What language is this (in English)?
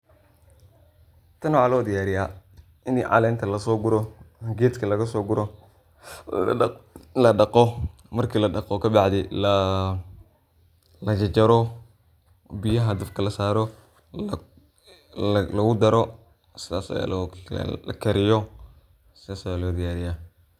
Somali